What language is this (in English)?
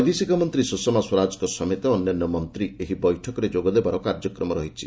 Odia